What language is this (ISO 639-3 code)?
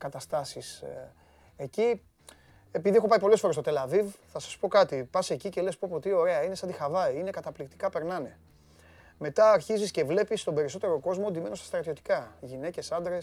ell